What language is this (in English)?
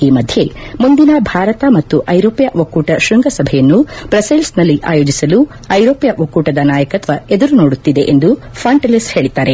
Kannada